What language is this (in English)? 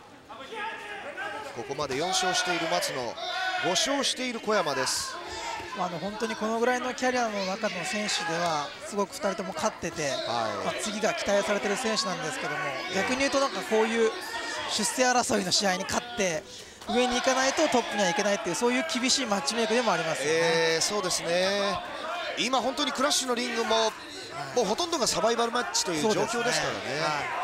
Japanese